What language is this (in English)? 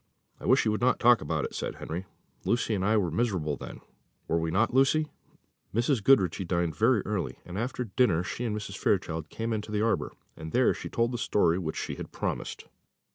English